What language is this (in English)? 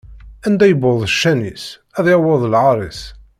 Kabyle